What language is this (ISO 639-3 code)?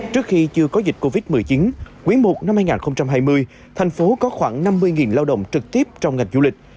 vie